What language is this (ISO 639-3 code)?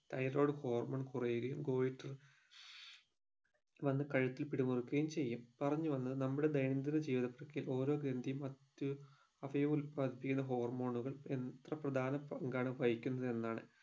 mal